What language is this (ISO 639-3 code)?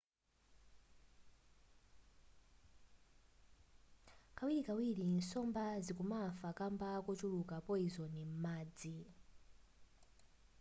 nya